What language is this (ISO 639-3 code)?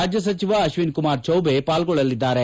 kan